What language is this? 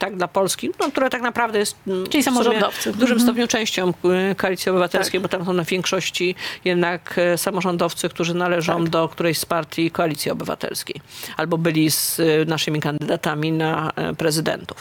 Polish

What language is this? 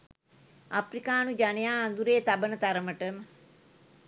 Sinhala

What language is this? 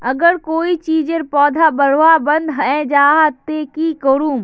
Magahi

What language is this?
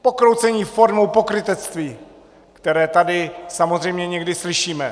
Czech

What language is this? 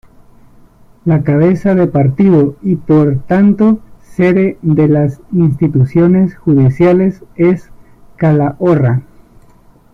Spanish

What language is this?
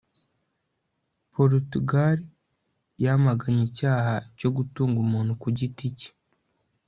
Kinyarwanda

